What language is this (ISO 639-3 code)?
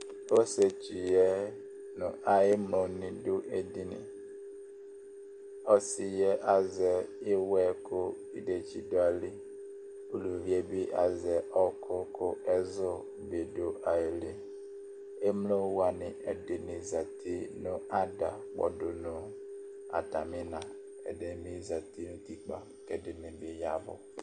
kpo